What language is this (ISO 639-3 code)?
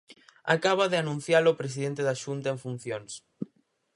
glg